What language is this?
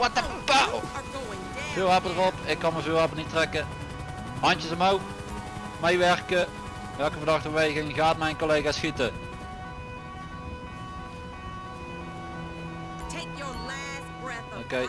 Dutch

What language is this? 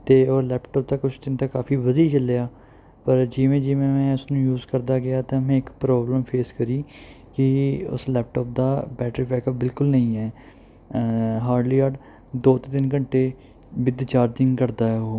Punjabi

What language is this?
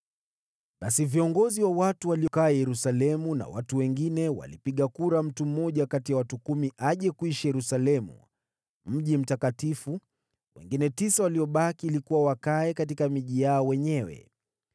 Swahili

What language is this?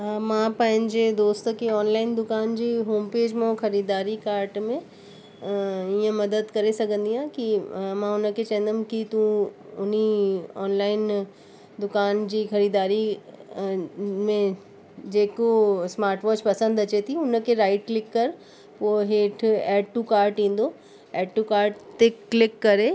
Sindhi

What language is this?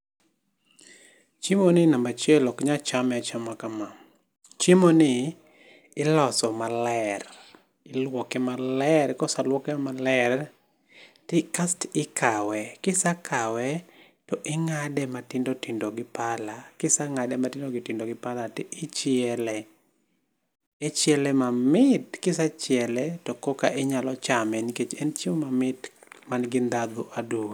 Luo (Kenya and Tanzania)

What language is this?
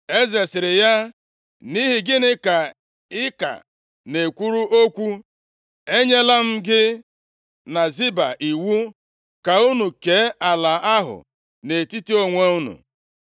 Igbo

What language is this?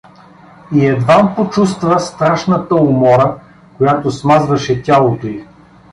Bulgarian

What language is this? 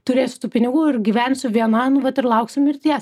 Lithuanian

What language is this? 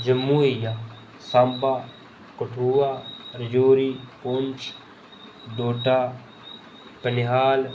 Dogri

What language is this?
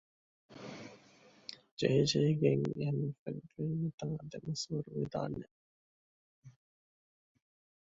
Divehi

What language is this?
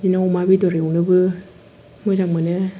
Bodo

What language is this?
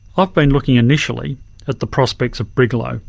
English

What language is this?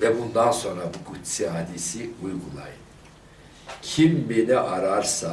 Turkish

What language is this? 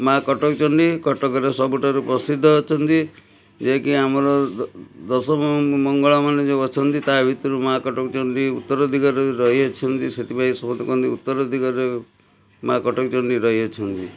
Odia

